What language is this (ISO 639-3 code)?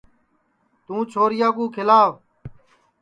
ssi